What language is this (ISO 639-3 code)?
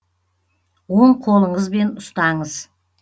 kaz